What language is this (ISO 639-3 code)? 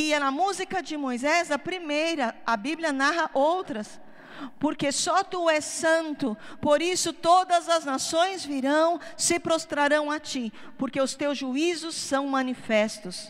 por